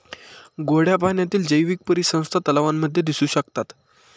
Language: Marathi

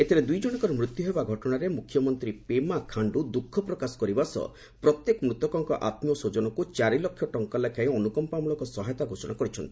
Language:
Odia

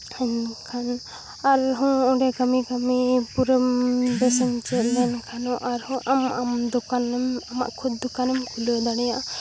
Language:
Santali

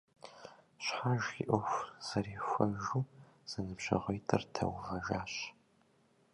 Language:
Kabardian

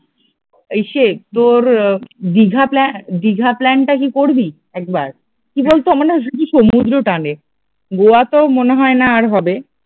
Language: Bangla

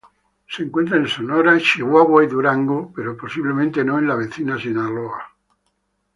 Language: Spanish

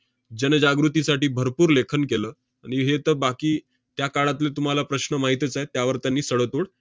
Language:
Marathi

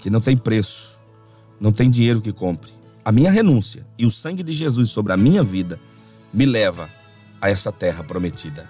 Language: Portuguese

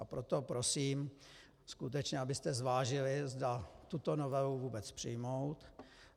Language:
Czech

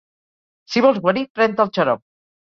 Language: Catalan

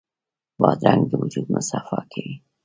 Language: Pashto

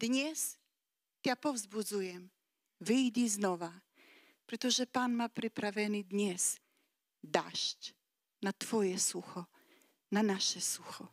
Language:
Slovak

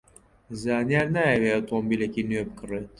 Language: Central Kurdish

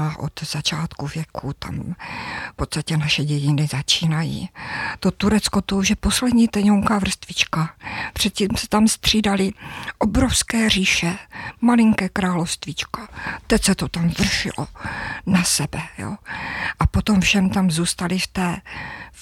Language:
Czech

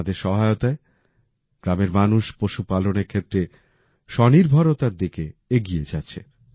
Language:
Bangla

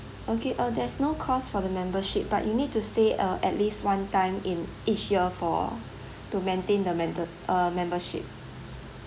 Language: English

